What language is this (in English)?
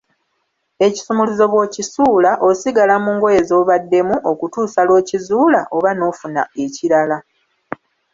Ganda